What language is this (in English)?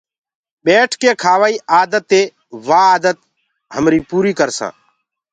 Gurgula